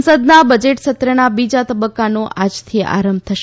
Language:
Gujarati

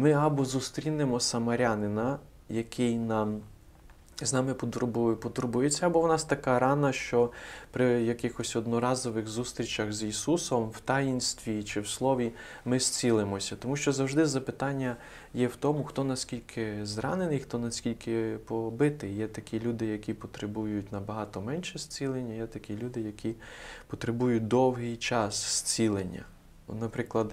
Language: Ukrainian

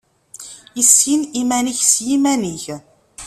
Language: Kabyle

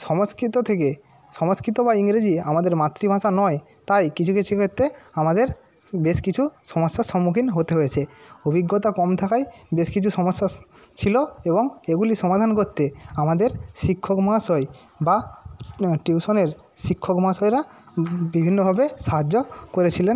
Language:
Bangla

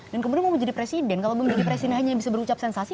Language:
Indonesian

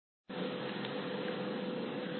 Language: Telugu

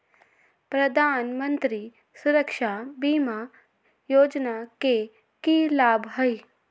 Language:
Magahi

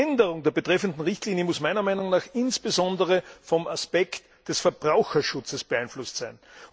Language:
German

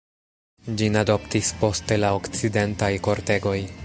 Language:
Esperanto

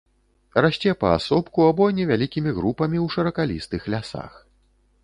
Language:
Belarusian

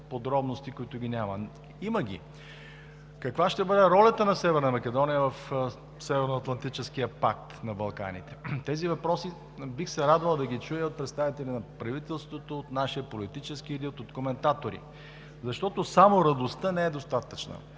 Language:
Bulgarian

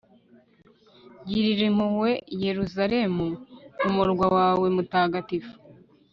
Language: Kinyarwanda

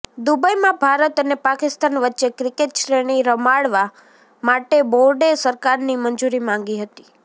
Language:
Gujarati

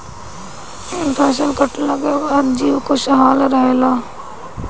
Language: Bhojpuri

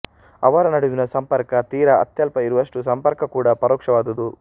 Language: Kannada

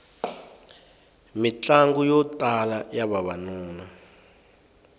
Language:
Tsonga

